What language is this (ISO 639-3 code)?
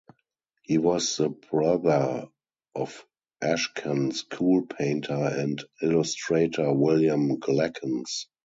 eng